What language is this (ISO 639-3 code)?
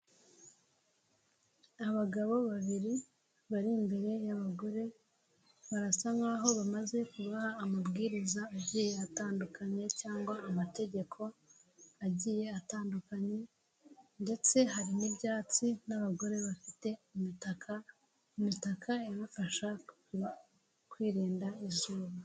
kin